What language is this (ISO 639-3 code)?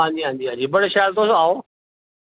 doi